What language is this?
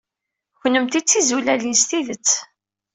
Kabyle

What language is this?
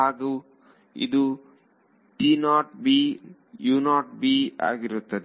Kannada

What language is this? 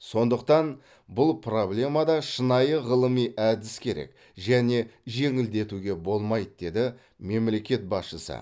Kazakh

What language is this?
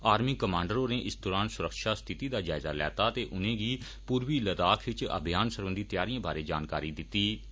Dogri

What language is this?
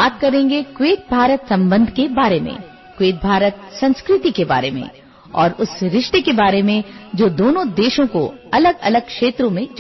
Odia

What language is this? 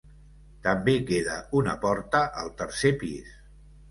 Catalan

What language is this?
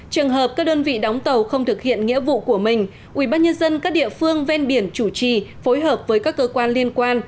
Vietnamese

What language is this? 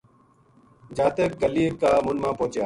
Gujari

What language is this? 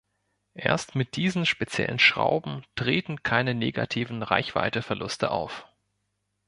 German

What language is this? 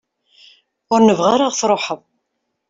Kabyle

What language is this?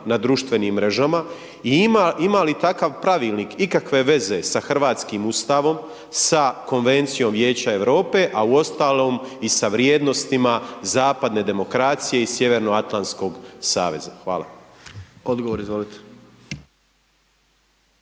Croatian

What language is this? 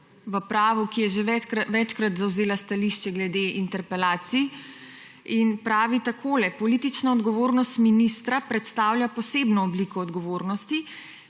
Slovenian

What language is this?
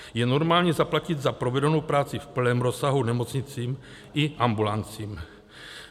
Czech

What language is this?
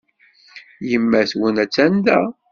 Kabyle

